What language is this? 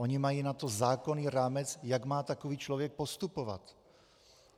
Czech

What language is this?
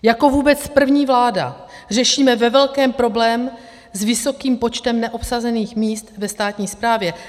Czech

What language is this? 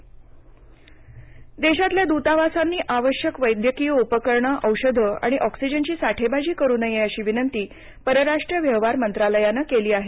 Marathi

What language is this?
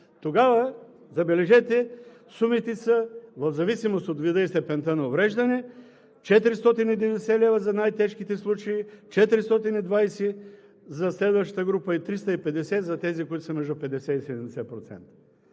Bulgarian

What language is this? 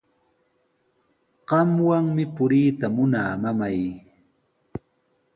Sihuas Ancash Quechua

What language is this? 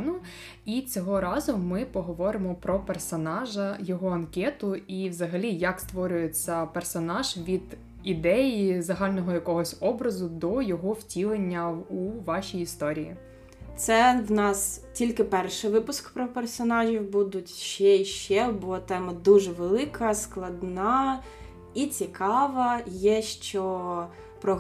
Ukrainian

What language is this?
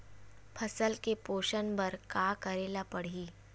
Chhattisgarhi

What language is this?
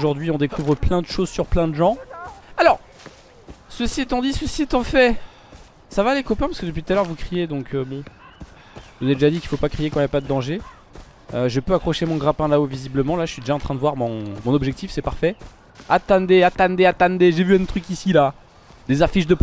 French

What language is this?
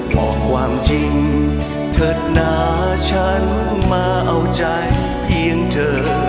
Thai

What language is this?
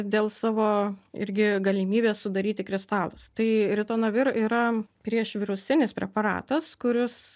Lithuanian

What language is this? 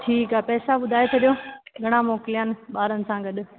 Sindhi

